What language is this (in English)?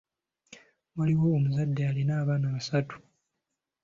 Ganda